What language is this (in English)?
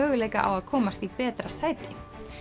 Icelandic